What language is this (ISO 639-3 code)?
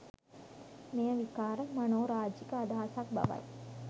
sin